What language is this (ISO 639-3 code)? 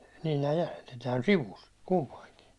fin